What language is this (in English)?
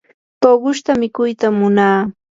Yanahuanca Pasco Quechua